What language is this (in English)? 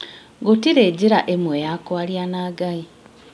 Kikuyu